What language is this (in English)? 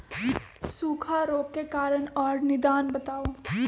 Magahi